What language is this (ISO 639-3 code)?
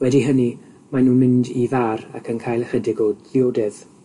cym